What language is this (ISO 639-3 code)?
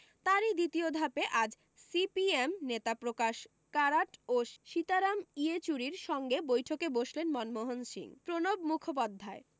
ben